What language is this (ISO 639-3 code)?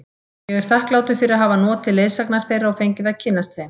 isl